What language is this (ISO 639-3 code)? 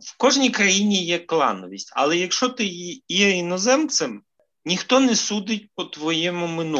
ukr